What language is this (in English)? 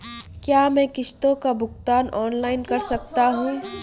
Hindi